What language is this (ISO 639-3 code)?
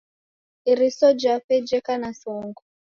dav